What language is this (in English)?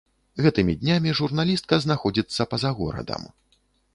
Belarusian